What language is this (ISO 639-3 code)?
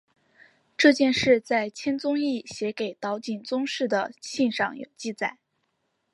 zho